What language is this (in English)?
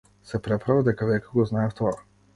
Macedonian